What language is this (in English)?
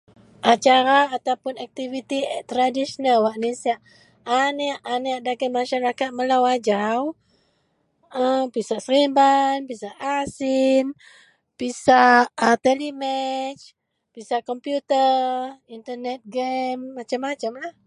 Central Melanau